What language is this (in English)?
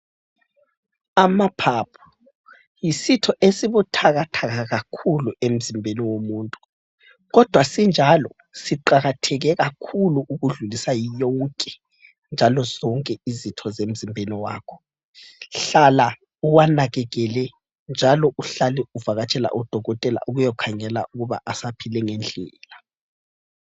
North Ndebele